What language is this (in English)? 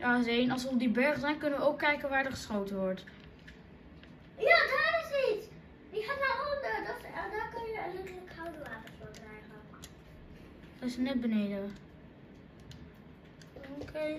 Dutch